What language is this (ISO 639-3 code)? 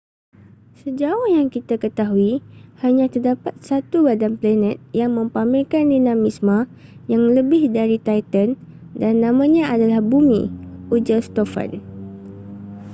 msa